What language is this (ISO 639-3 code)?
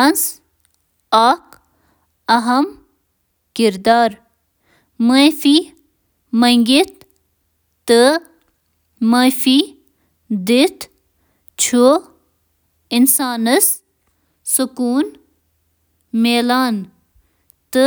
kas